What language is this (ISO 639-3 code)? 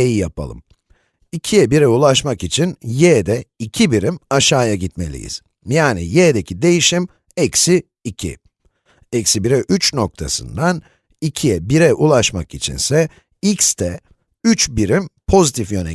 tur